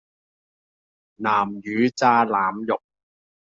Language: Cantonese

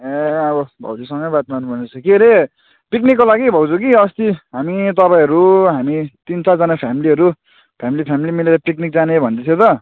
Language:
Nepali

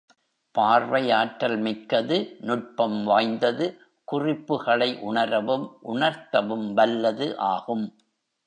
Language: Tamil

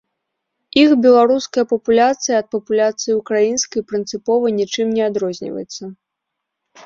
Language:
Belarusian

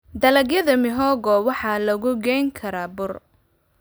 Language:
Somali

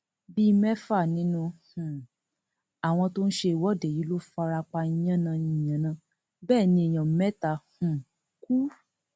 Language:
Yoruba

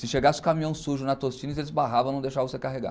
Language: Portuguese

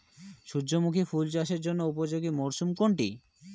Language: Bangla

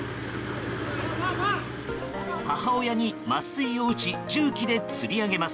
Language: Japanese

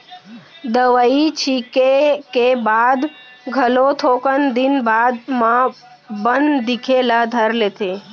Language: Chhattisgarhi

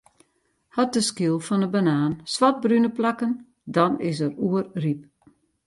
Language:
Western Frisian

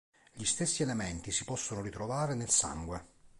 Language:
Italian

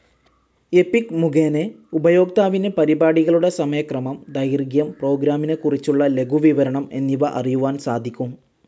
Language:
Malayalam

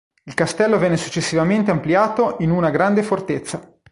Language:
Italian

